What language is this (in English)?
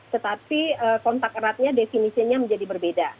Indonesian